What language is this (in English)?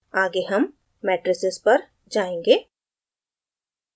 Hindi